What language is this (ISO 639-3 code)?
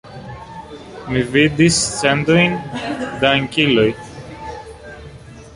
epo